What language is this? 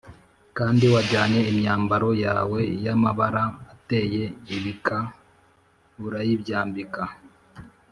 Kinyarwanda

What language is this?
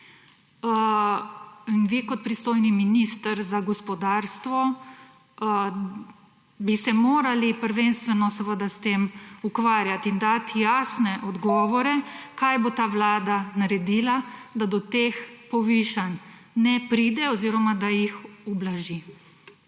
Slovenian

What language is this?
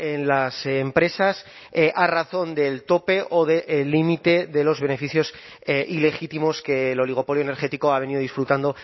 Spanish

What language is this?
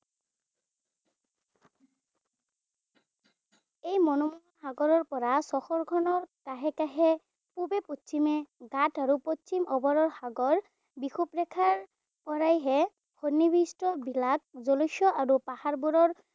Assamese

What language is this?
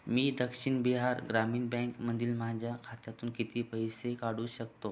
Marathi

